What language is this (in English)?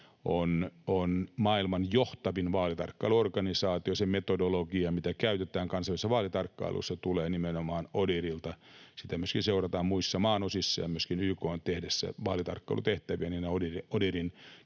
Finnish